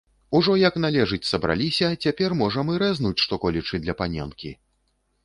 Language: Belarusian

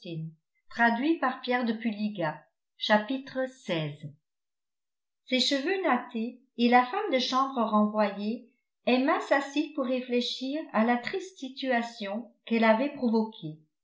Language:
French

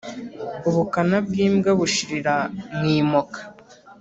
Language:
Kinyarwanda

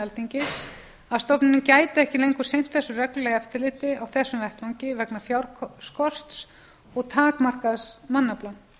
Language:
Icelandic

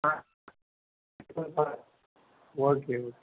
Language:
Tamil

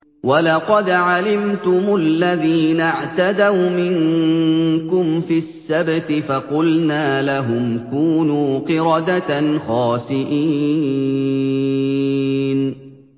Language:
Arabic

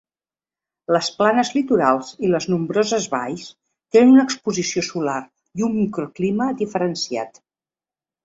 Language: Catalan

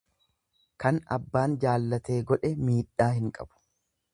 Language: Oromo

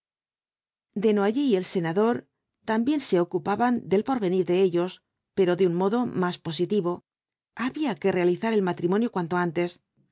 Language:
Spanish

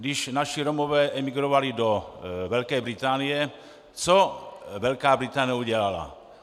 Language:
Czech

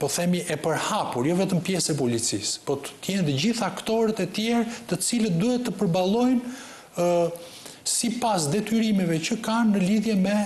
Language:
Romanian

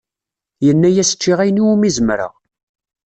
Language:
Kabyle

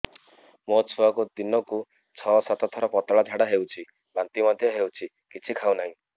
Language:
Odia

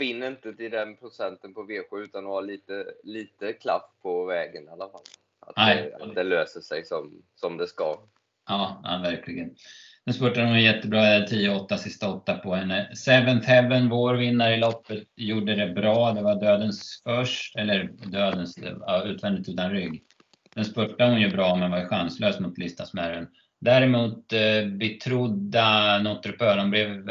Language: Swedish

